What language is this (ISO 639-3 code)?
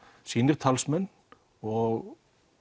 isl